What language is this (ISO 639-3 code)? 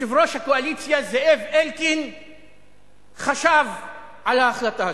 heb